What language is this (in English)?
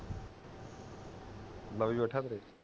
Punjabi